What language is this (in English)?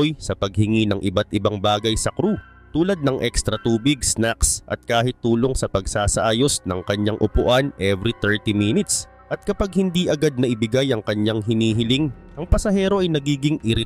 Filipino